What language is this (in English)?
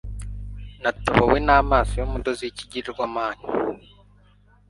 Kinyarwanda